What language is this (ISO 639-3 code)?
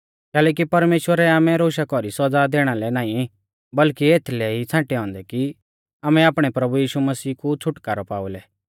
bfz